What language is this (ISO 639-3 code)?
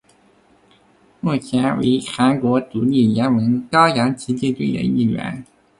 zho